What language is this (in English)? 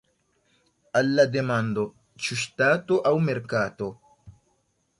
Esperanto